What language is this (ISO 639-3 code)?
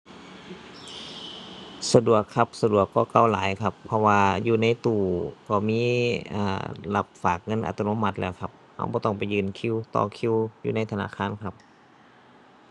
tha